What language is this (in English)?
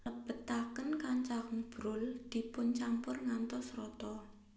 Javanese